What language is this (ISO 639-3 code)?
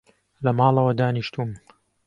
ckb